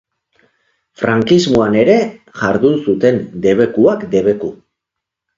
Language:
Basque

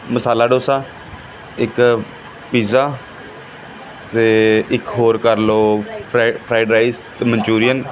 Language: Punjabi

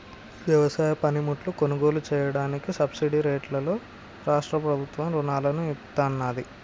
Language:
Telugu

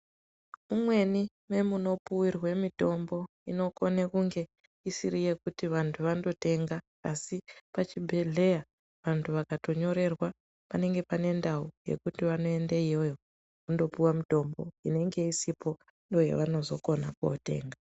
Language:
Ndau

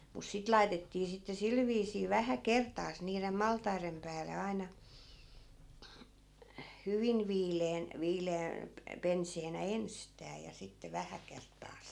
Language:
Finnish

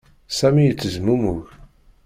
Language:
Kabyle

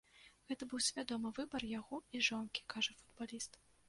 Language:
Belarusian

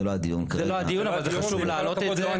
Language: Hebrew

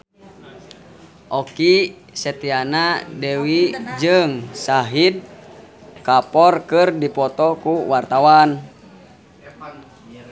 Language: Sundanese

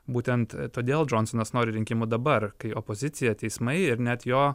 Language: Lithuanian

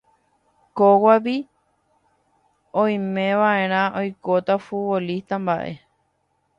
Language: Guarani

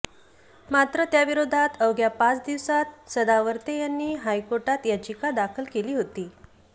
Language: Marathi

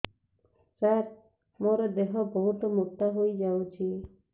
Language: Odia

